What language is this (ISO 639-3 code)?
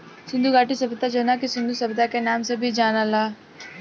bho